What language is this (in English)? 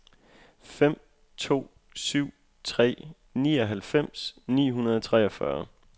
Danish